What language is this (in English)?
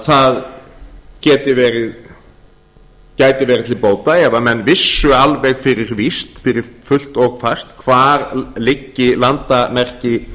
Icelandic